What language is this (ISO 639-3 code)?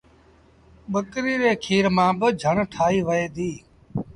sbn